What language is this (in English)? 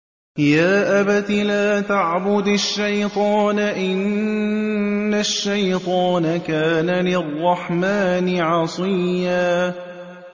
Arabic